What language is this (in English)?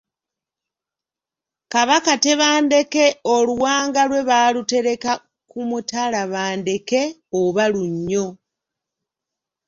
Ganda